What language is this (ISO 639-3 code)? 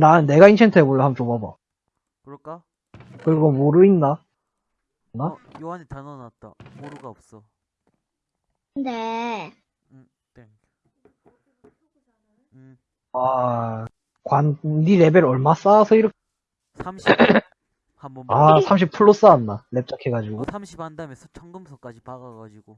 kor